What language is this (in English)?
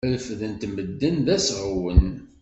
Kabyle